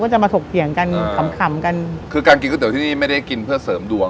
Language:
Thai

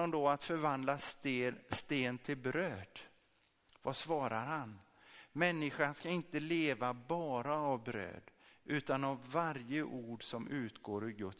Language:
Swedish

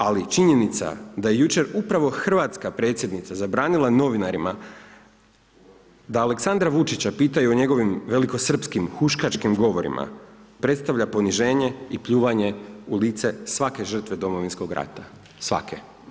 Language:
Croatian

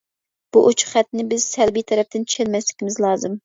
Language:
Uyghur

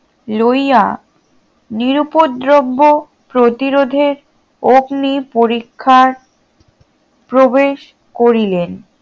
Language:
Bangla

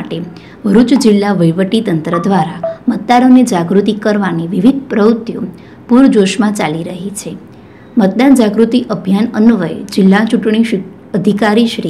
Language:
Gujarati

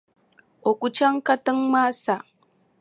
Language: Dagbani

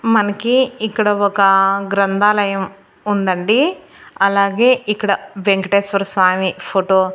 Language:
Telugu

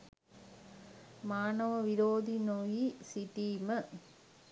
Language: Sinhala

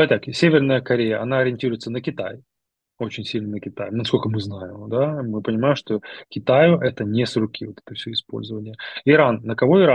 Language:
Russian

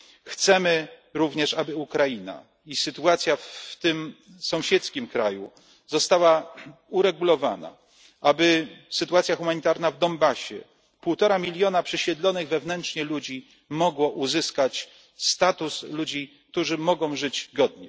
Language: Polish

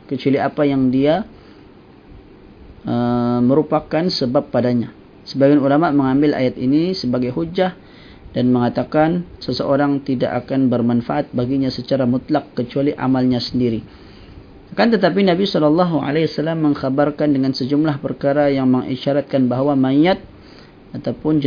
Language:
Malay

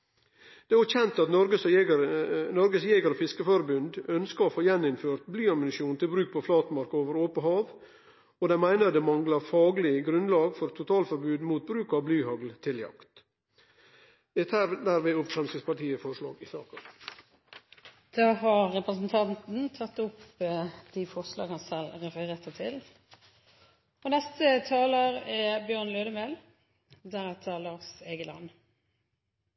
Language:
Norwegian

